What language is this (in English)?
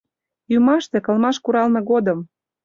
Mari